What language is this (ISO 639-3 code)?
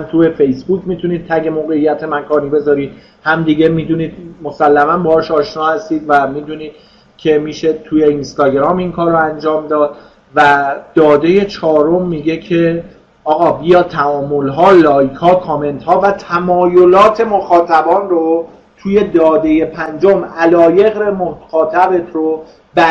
fas